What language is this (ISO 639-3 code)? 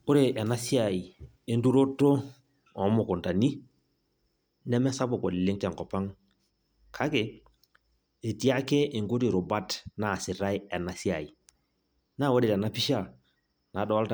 mas